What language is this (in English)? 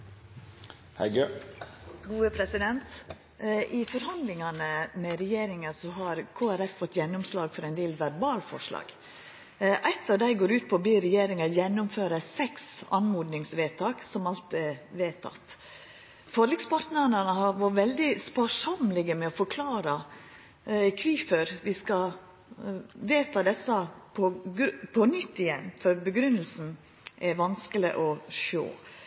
Norwegian Nynorsk